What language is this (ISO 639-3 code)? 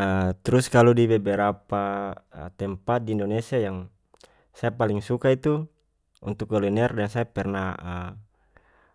max